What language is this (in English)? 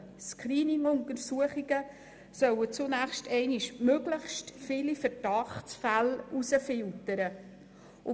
Swiss German